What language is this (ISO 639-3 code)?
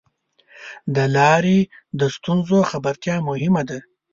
pus